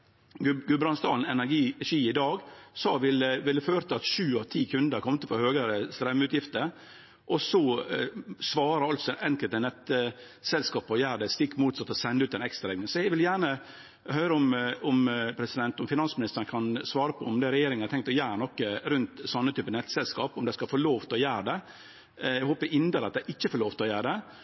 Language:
Norwegian Nynorsk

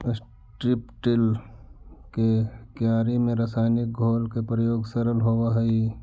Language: Magahi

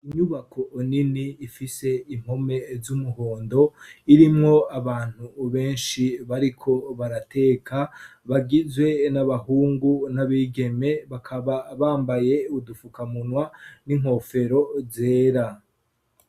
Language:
Rundi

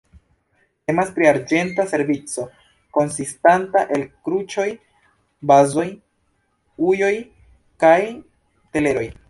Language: Esperanto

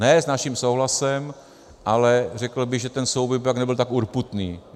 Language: Czech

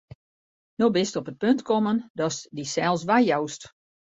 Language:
Western Frisian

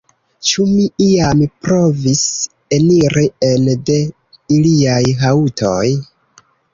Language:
Esperanto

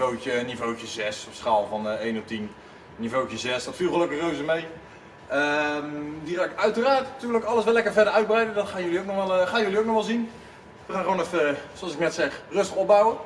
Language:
Dutch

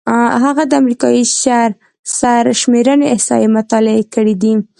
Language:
Pashto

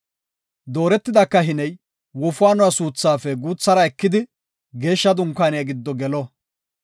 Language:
Gofa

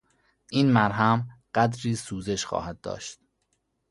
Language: Persian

